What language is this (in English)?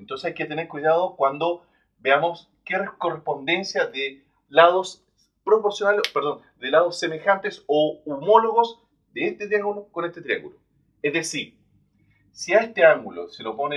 Spanish